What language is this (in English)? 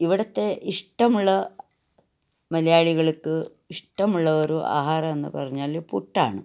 Malayalam